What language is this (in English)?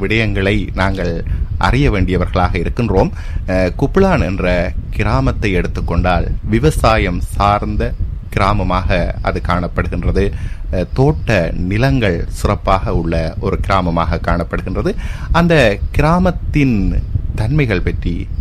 Tamil